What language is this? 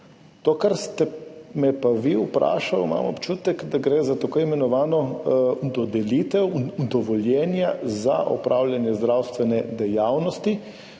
Slovenian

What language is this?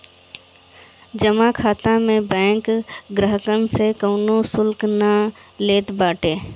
Bhojpuri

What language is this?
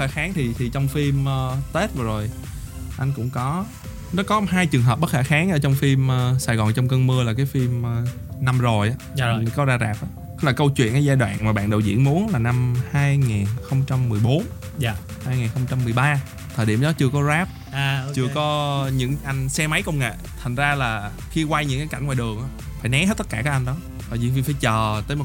Vietnamese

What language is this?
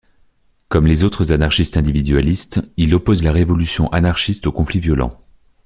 French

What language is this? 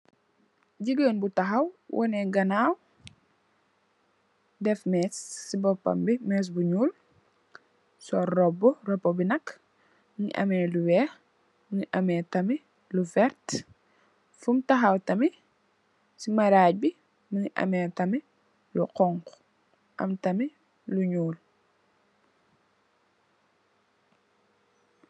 Wolof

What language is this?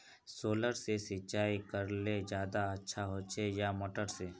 Magahi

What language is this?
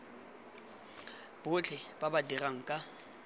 Tswana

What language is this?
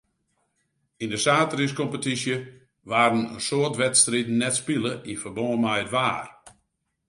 Western Frisian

